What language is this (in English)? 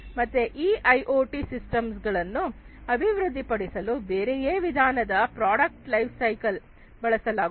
Kannada